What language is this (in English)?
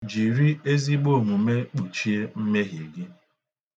Igbo